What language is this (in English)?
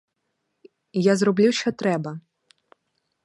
Ukrainian